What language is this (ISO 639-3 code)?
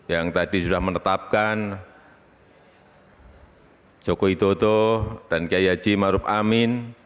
ind